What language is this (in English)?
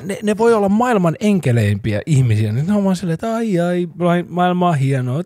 Finnish